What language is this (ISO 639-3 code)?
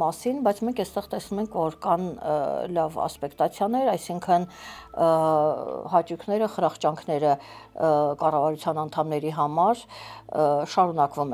ron